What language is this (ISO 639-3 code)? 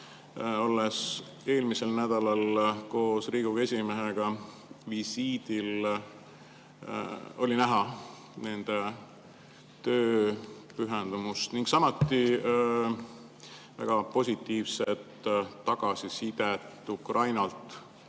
est